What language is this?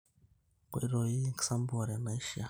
Masai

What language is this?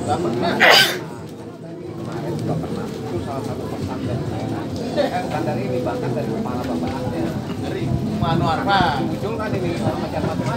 Indonesian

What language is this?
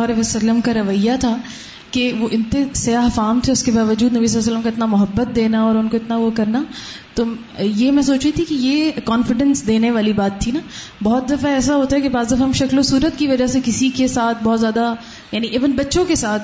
Urdu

